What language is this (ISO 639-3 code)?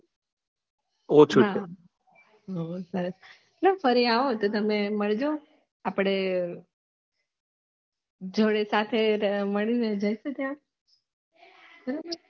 guj